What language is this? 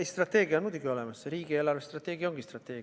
Estonian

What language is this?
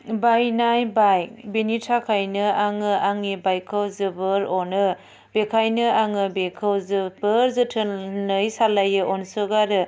Bodo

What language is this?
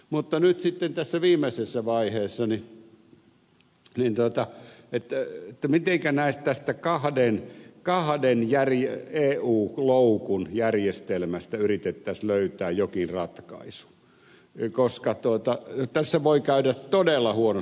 Finnish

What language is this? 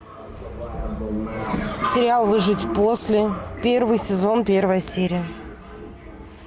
Russian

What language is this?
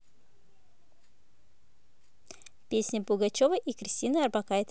Russian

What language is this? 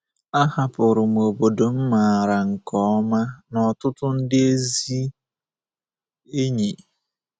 Igbo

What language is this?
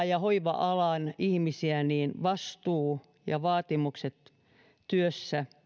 Finnish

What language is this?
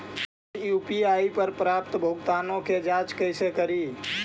Magahi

